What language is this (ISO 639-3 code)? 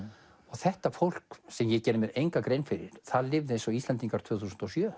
isl